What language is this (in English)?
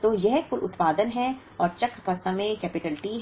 Hindi